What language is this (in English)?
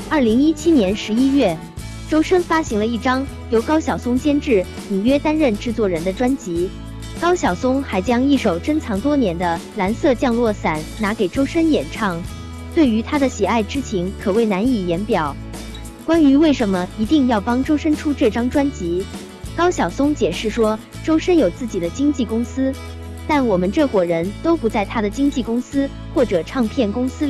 Chinese